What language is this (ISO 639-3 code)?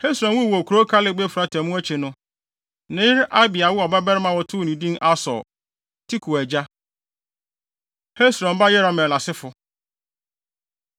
aka